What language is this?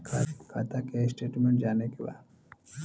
Bhojpuri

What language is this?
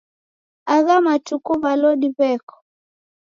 Taita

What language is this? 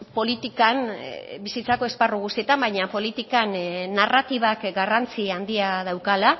Basque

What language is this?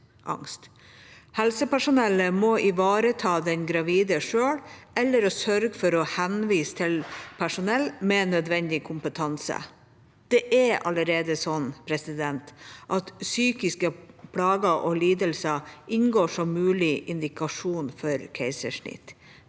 Norwegian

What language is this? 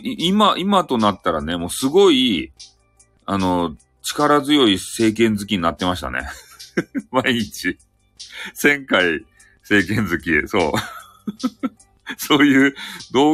Japanese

